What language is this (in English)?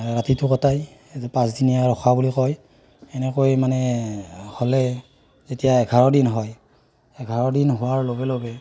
Assamese